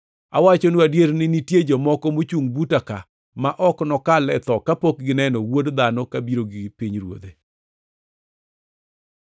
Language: Luo (Kenya and Tanzania)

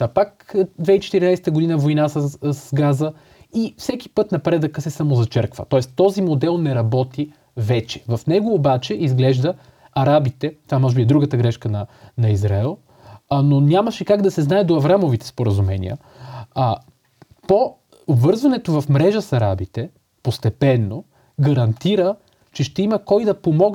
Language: Bulgarian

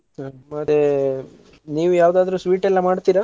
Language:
Kannada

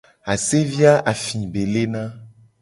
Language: Gen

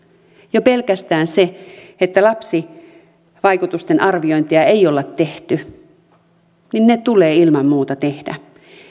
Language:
Finnish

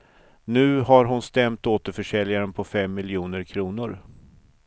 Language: Swedish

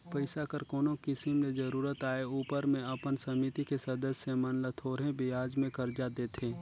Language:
Chhattisgarhi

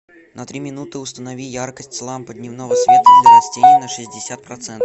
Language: Russian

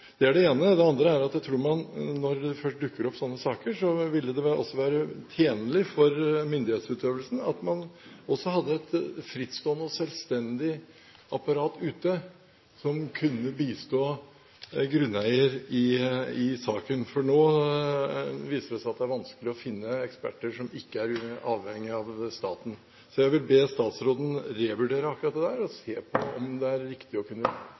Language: Norwegian Bokmål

